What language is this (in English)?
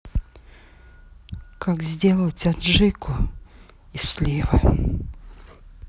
Russian